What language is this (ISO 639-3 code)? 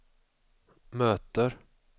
swe